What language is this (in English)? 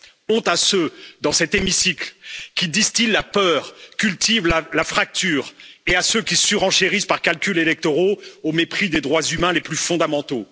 French